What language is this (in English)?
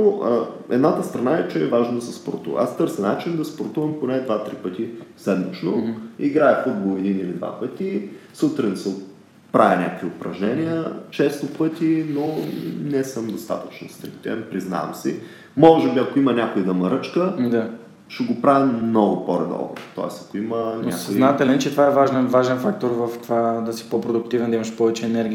Bulgarian